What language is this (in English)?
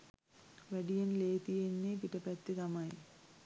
Sinhala